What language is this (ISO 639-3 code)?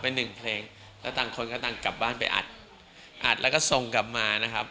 tha